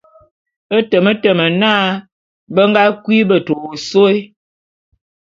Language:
Bulu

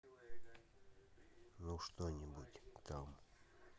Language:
Russian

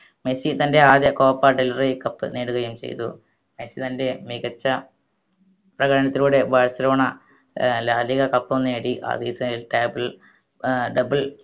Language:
Malayalam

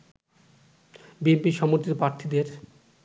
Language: Bangla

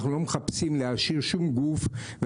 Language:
Hebrew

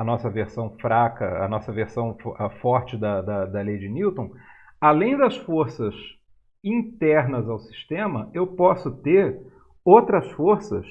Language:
Portuguese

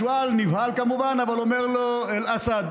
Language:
Hebrew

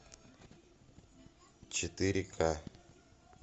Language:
Russian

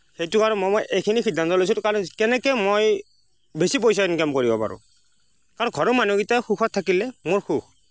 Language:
Assamese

